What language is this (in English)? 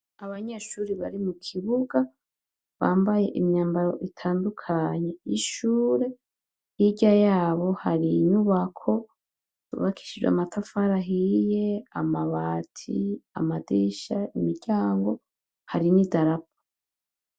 Rundi